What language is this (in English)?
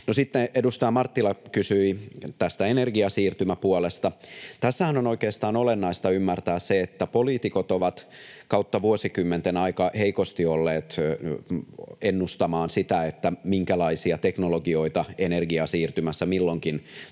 Finnish